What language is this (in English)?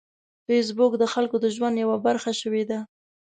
Pashto